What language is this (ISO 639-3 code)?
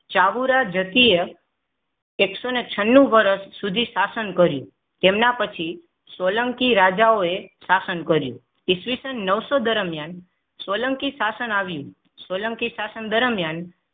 guj